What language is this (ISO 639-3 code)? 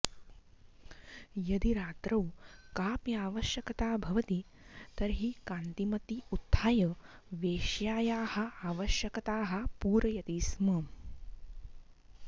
san